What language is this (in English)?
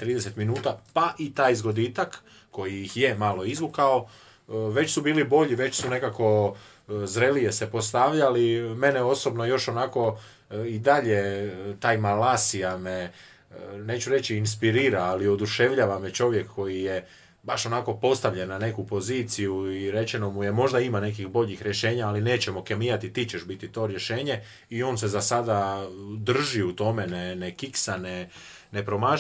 Croatian